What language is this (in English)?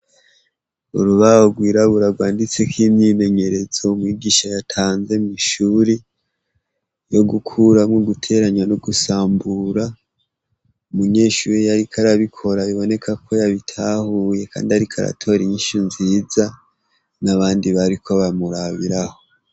Rundi